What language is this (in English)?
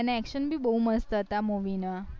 Gujarati